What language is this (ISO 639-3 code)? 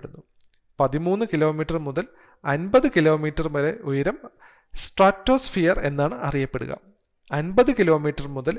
mal